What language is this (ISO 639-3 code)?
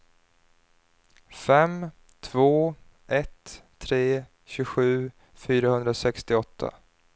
swe